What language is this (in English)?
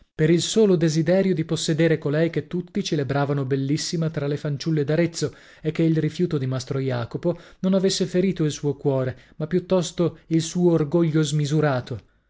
Italian